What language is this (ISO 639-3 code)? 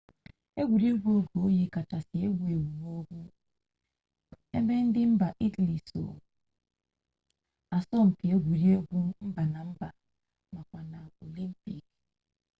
ibo